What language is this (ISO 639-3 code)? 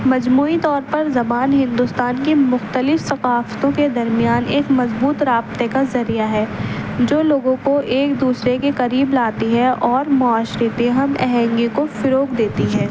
urd